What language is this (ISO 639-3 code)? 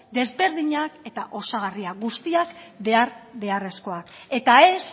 eus